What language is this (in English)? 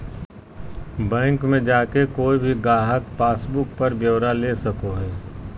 Magahi